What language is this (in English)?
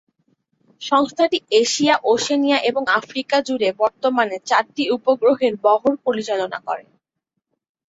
Bangla